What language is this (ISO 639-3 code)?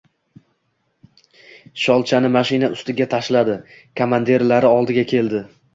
uzb